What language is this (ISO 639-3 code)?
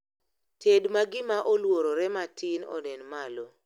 luo